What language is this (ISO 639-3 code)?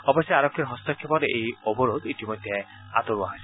asm